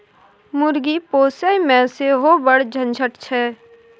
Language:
Maithili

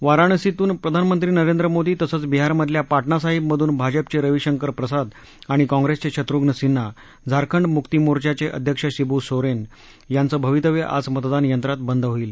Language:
Marathi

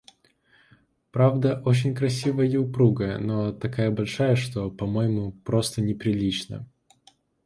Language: Russian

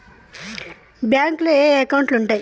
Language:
Telugu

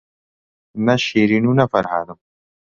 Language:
Central Kurdish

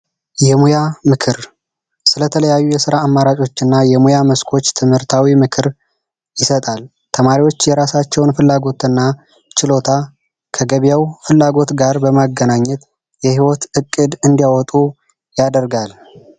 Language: Amharic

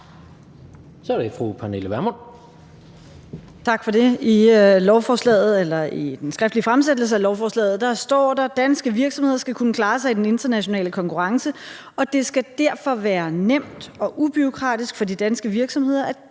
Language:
Danish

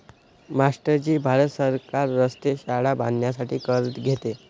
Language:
Marathi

